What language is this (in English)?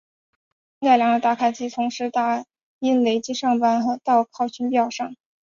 Chinese